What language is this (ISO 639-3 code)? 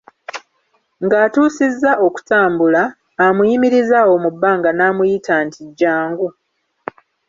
lug